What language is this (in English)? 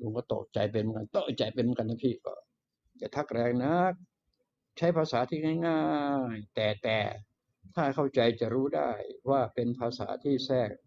Thai